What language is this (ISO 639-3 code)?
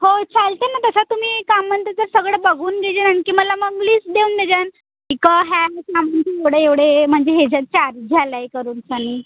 mar